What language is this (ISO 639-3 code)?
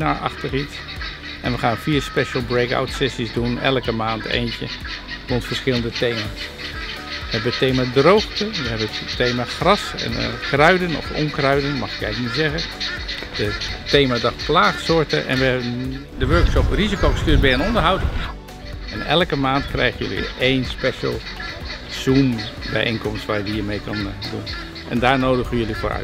nld